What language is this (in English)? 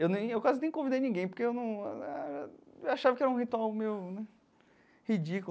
Portuguese